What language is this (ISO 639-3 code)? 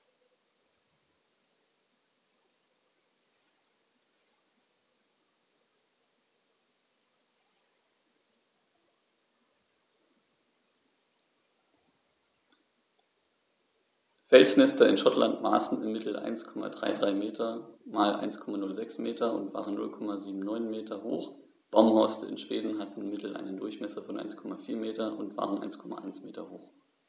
deu